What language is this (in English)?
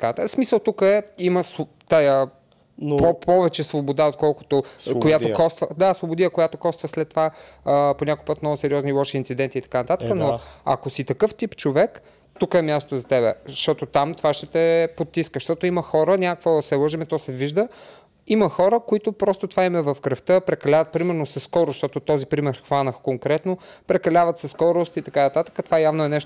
Bulgarian